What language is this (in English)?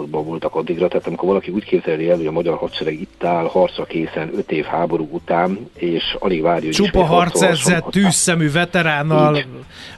Hungarian